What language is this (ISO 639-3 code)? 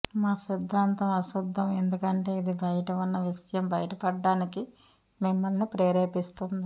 tel